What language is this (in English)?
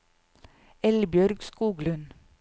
Norwegian